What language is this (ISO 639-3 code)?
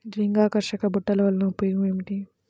tel